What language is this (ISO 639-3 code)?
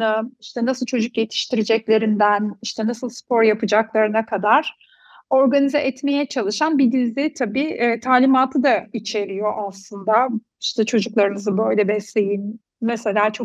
tur